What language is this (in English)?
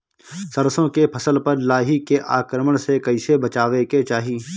Bhojpuri